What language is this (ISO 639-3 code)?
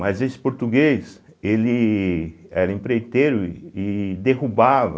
por